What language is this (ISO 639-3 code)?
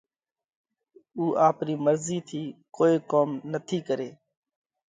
kvx